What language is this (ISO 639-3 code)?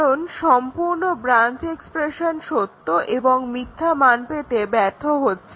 ben